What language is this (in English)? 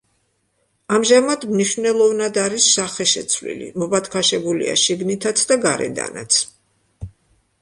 Georgian